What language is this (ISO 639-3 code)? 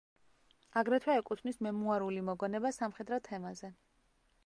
kat